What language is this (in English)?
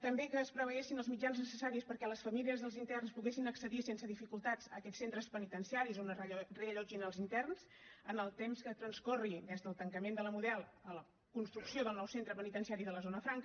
Catalan